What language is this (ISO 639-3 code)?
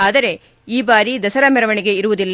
kan